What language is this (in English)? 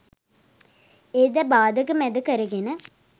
Sinhala